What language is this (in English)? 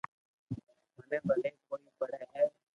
Loarki